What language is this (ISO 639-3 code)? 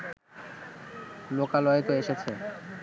ben